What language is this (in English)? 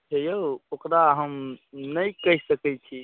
Maithili